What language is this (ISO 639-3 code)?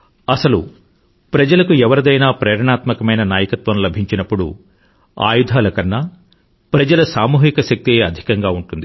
tel